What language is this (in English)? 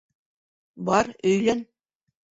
Bashkir